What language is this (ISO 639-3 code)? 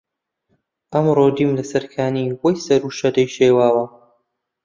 ckb